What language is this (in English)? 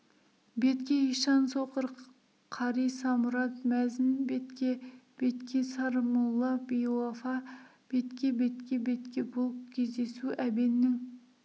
Kazakh